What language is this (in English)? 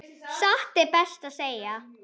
Icelandic